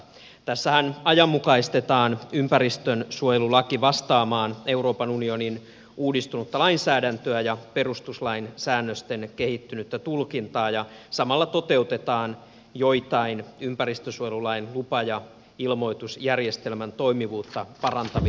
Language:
Finnish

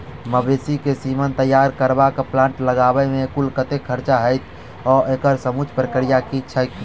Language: Maithili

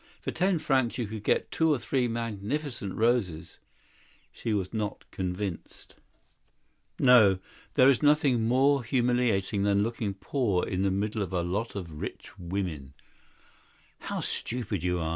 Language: English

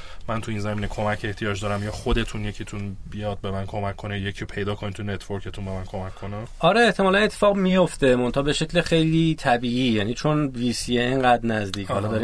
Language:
Persian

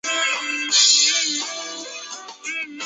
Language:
Chinese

